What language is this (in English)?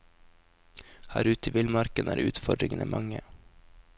Norwegian